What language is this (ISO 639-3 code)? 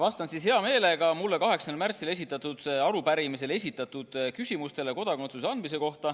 est